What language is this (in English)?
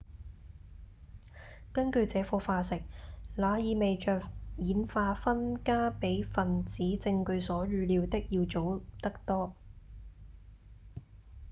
Cantonese